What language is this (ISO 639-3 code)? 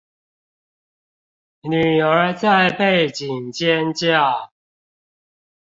zho